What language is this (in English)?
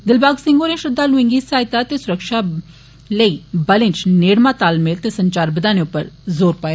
Dogri